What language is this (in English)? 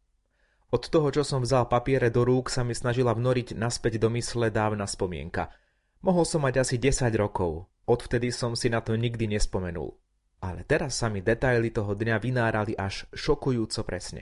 Slovak